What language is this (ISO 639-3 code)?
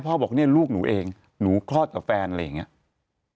tha